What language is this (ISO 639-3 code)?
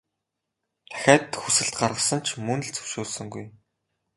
mon